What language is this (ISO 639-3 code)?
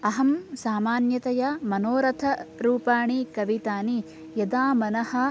san